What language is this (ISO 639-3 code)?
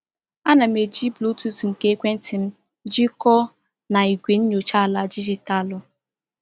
ibo